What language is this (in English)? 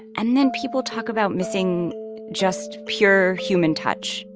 English